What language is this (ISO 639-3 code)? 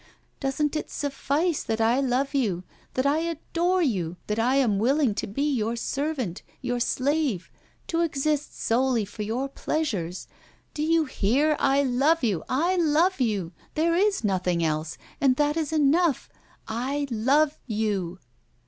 eng